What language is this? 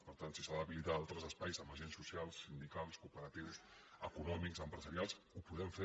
Catalan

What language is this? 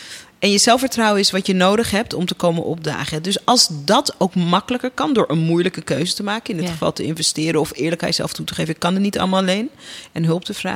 Dutch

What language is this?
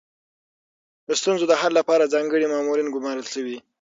Pashto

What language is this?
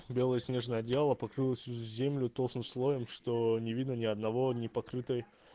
Russian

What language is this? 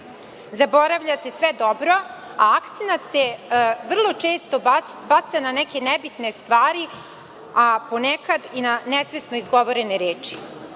Serbian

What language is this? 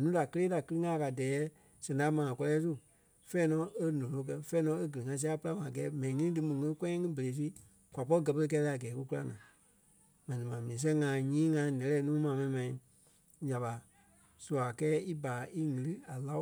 Kpelle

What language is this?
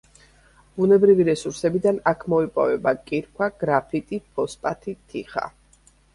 Georgian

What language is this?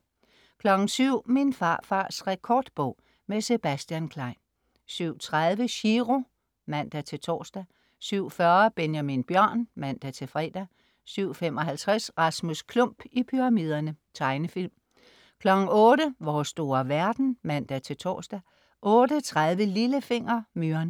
Danish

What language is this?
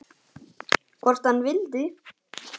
Icelandic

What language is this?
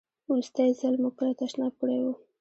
Pashto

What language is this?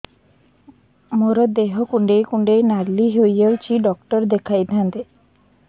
Odia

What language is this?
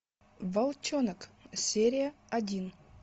Russian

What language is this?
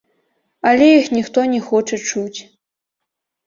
Belarusian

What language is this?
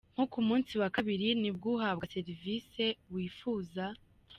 Kinyarwanda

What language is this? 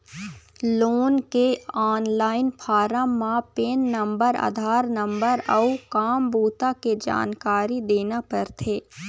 Chhattisgarhi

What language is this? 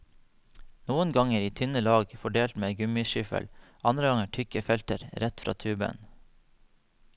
Norwegian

